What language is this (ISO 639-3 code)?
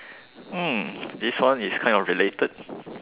eng